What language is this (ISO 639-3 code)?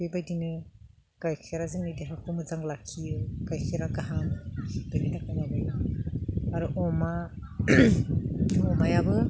brx